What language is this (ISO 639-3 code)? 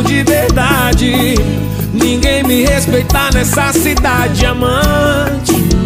por